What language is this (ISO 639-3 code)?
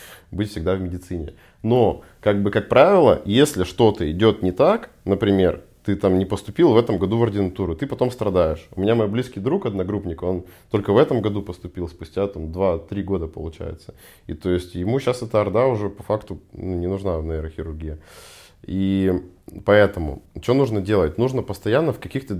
rus